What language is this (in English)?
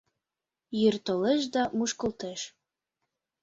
Mari